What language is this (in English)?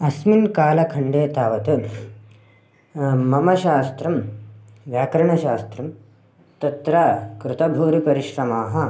Sanskrit